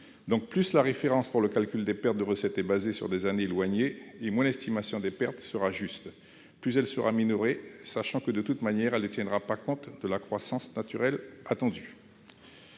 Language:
French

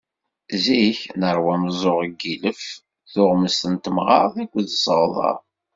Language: Kabyle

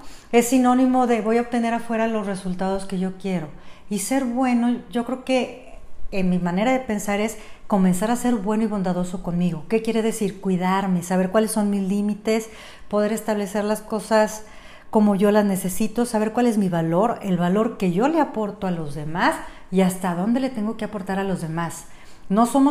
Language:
Spanish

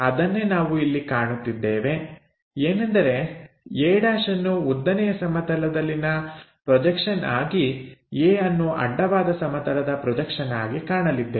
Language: Kannada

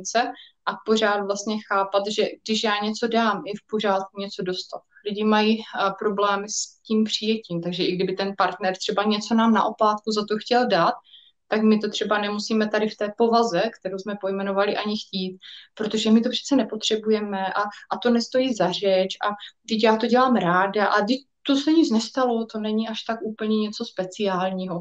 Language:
Czech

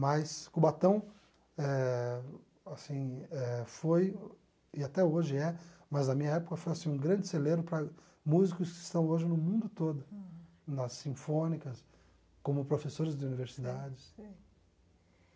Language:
Portuguese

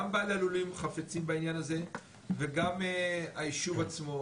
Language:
Hebrew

